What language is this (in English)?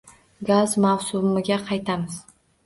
Uzbek